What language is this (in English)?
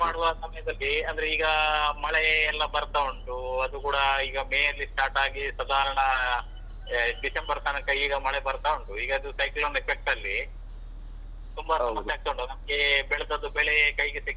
Kannada